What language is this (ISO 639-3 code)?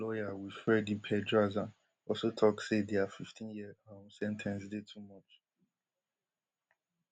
pcm